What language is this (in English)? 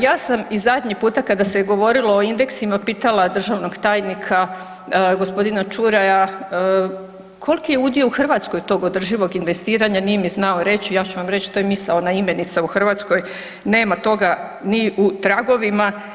Croatian